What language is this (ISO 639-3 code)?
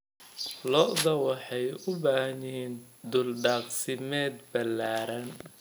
som